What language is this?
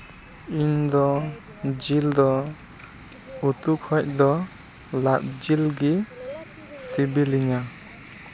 Santali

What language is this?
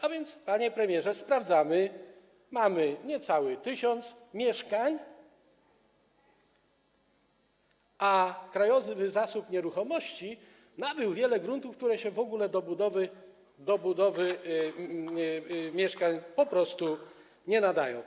Polish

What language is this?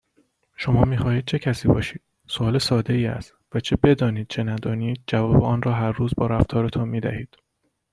Persian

